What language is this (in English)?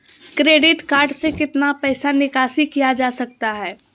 Magahi